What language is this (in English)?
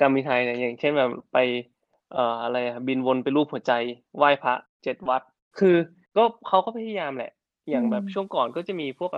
Thai